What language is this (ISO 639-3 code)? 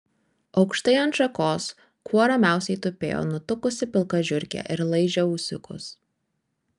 lit